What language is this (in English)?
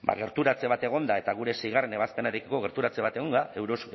Basque